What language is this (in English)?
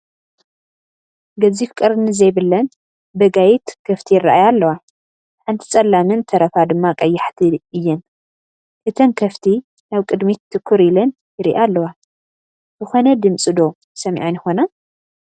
Tigrinya